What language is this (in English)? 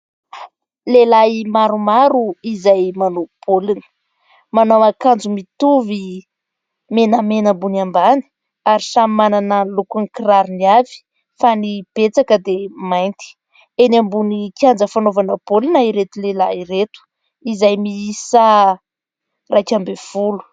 Malagasy